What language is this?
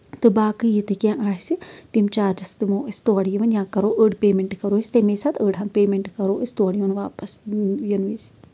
Kashmiri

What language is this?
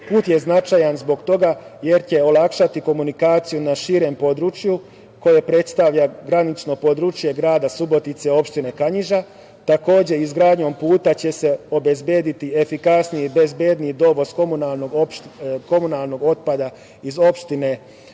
Serbian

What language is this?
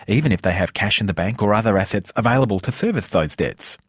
English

